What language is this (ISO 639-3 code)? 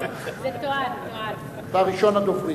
heb